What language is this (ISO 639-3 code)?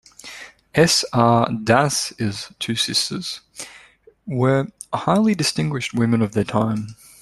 eng